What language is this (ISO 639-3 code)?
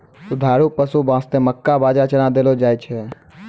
mai